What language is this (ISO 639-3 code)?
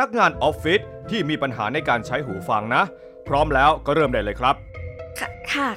tha